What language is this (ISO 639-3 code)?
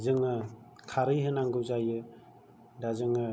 brx